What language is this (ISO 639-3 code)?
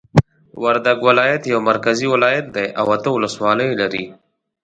pus